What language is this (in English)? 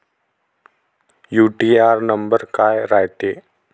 Marathi